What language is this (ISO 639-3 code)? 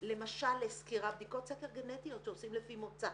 heb